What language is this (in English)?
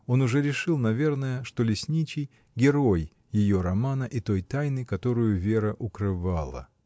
Russian